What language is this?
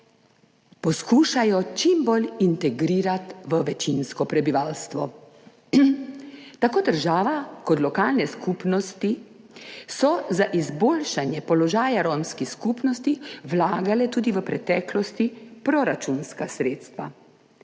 Slovenian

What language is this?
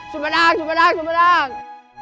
Indonesian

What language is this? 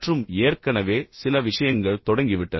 Tamil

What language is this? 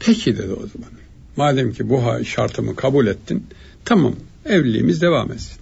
Turkish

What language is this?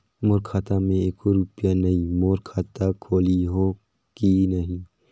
Chhattisgarhi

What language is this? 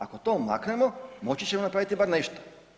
Croatian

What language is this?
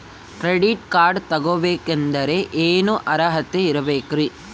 Kannada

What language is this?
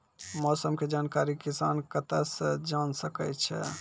Maithili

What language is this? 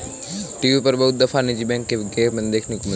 Hindi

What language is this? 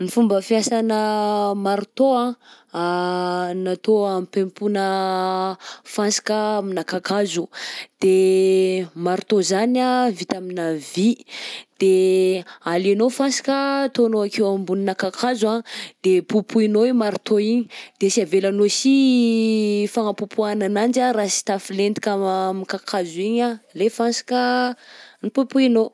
Southern Betsimisaraka Malagasy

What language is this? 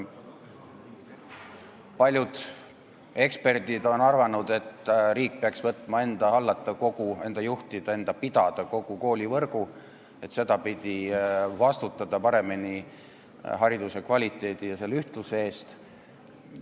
Estonian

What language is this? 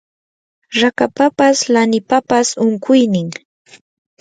Yanahuanca Pasco Quechua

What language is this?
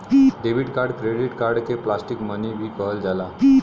Bhojpuri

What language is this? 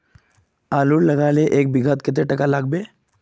Magahi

